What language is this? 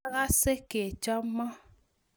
Kalenjin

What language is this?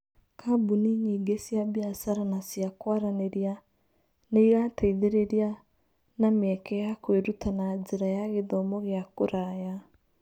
Kikuyu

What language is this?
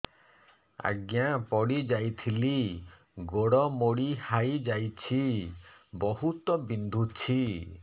Odia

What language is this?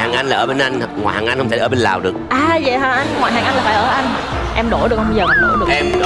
Vietnamese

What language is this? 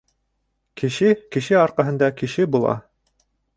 Bashkir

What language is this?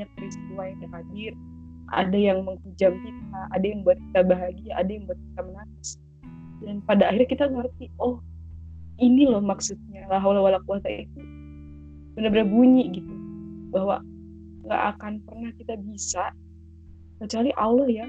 Indonesian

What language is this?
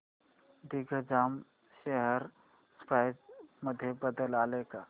Marathi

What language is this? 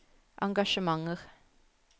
Norwegian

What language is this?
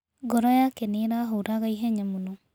Kikuyu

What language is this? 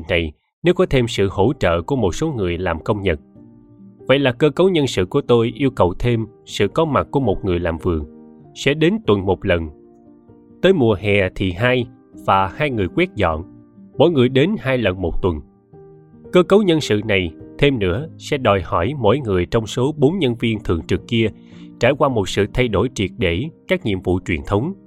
Vietnamese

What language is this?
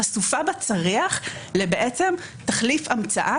Hebrew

